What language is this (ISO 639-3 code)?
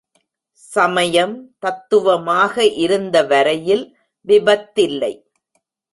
tam